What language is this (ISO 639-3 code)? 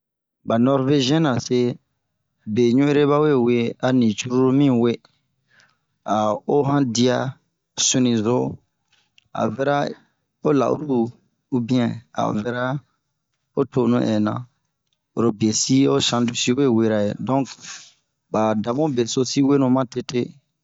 bmq